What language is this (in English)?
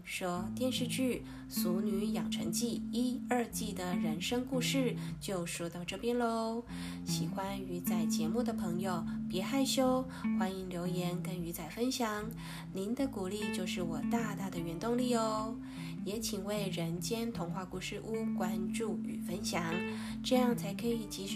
Chinese